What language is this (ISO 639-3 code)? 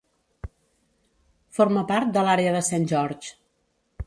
cat